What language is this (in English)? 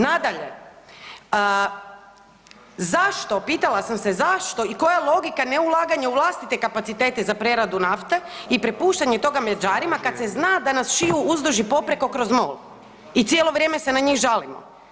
Croatian